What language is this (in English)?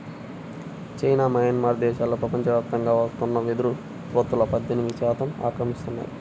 Telugu